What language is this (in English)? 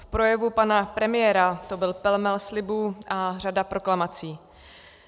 Czech